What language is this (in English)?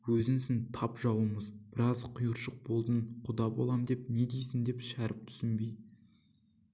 Kazakh